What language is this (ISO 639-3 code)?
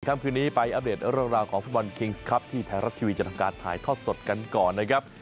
tha